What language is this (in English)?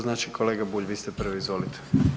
Croatian